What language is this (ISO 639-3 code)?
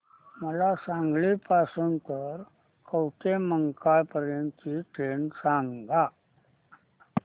mar